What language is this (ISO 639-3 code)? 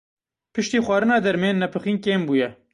kur